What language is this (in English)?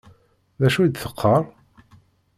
Kabyle